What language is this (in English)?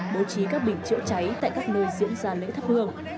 Vietnamese